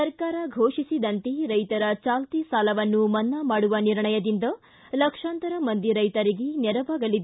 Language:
Kannada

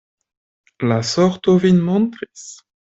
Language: Esperanto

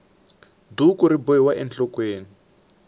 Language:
Tsonga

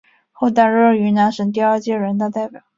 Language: Chinese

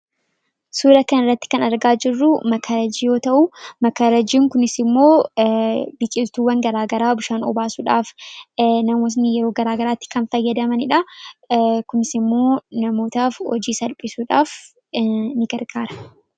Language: Oromo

